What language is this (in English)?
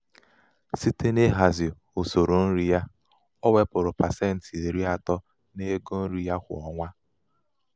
Igbo